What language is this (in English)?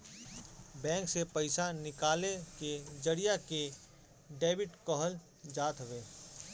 Bhojpuri